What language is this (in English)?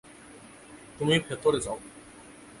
Bangla